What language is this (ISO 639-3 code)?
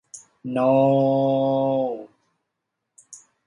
tha